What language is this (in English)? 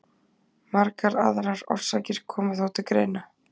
Icelandic